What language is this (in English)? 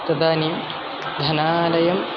Sanskrit